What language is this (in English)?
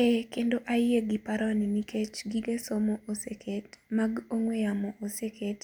Luo (Kenya and Tanzania)